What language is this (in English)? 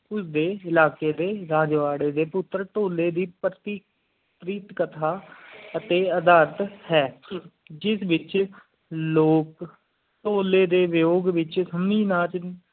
Punjabi